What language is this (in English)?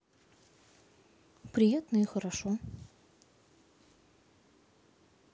Russian